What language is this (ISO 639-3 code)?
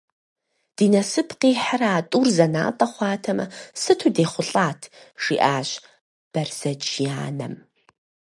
kbd